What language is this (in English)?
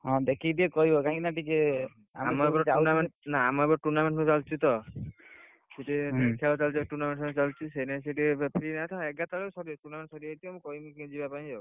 Odia